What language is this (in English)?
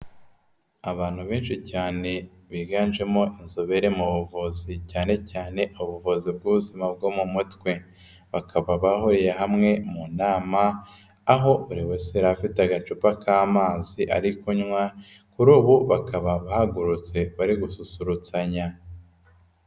Kinyarwanda